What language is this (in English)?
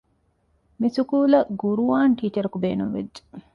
Divehi